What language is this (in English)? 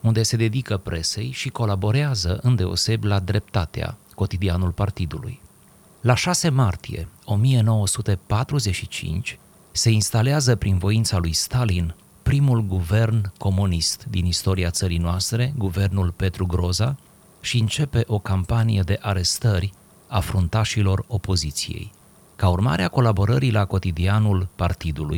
Romanian